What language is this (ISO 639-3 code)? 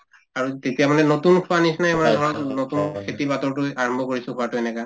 asm